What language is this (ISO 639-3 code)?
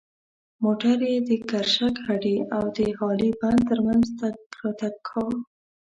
pus